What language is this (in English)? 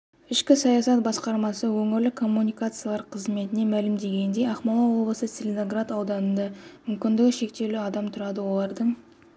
Kazakh